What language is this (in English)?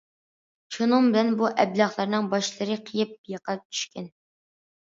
Uyghur